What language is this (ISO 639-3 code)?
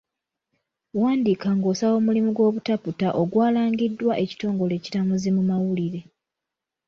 lug